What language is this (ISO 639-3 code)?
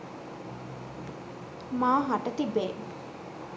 sin